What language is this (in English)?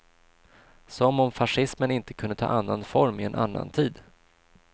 Swedish